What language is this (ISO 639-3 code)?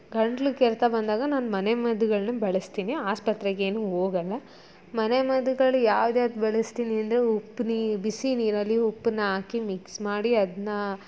kan